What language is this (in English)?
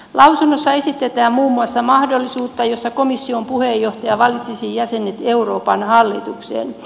Finnish